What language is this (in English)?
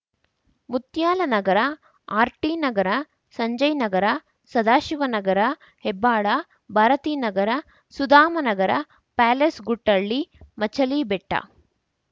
Kannada